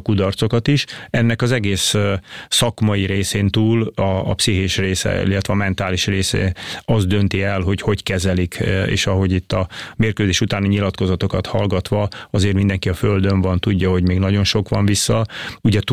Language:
Hungarian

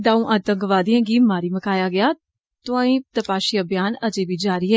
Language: Dogri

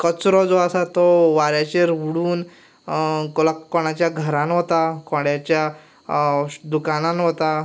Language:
Konkani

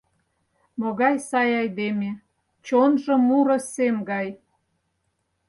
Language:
Mari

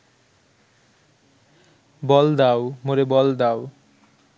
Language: Bangla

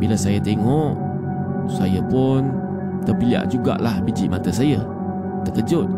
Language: Malay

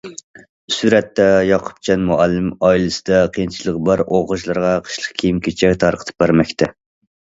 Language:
Uyghur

